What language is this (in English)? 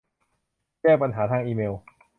Thai